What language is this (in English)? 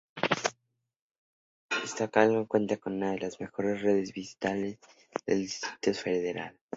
Spanish